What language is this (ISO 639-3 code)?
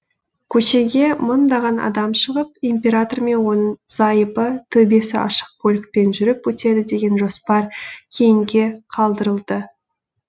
kaz